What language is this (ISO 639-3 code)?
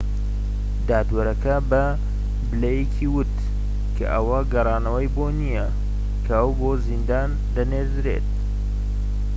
ckb